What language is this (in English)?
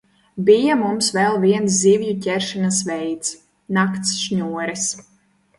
Latvian